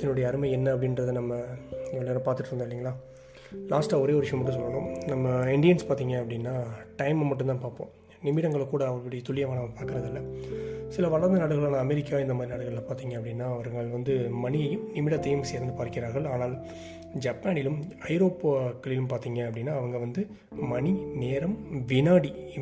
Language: Tamil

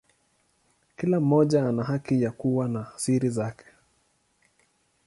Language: Swahili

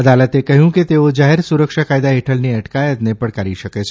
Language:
Gujarati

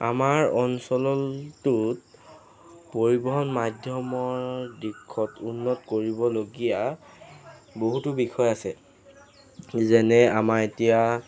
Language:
Assamese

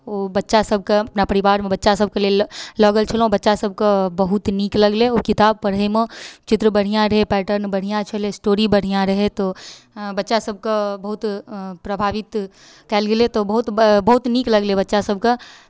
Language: Maithili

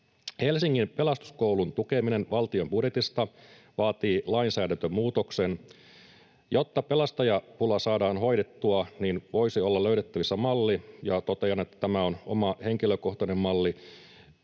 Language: Finnish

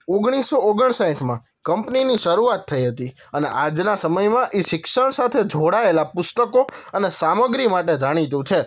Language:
Gujarati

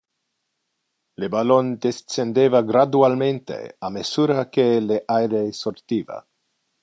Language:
Interlingua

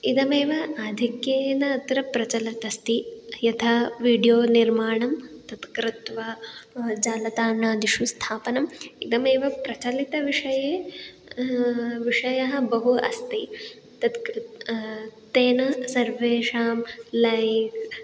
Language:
Sanskrit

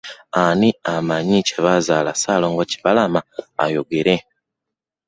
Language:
Ganda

